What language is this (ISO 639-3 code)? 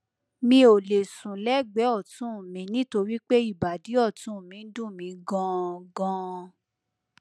yor